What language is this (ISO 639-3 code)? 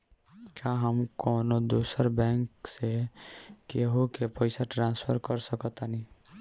bho